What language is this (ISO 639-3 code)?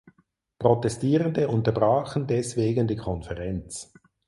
deu